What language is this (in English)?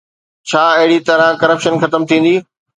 Sindhi